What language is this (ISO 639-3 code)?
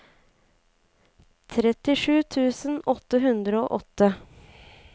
nor